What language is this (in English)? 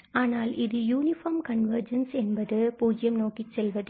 Tamil